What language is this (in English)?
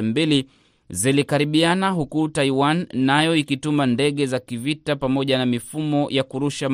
Swahili